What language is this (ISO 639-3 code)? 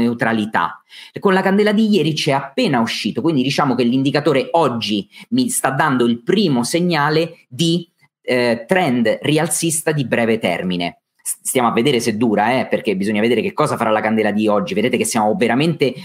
ita